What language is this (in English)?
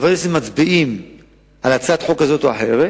Hebrew